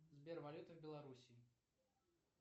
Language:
Russian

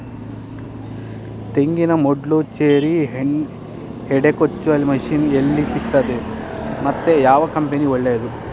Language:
Kannada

